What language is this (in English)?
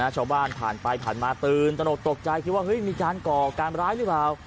Thai